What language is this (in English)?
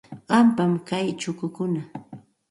Santa Ana de Tusi Pasco Quechua